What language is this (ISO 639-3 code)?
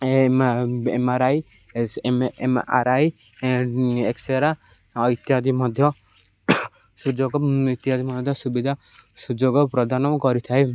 ori